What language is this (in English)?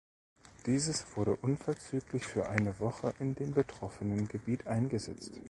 German